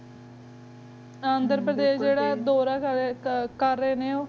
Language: Punjabi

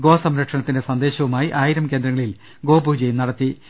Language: Malayalam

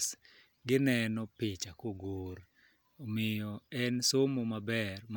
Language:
Luo (Kenya and Tanzania)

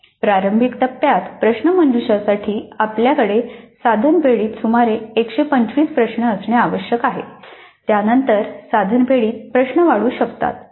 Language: Marathi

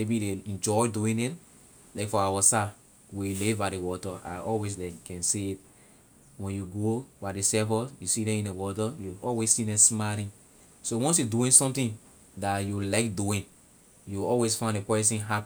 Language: Liberian English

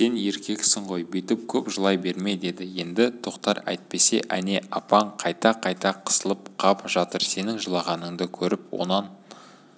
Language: Kazakh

